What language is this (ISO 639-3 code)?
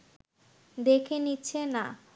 ben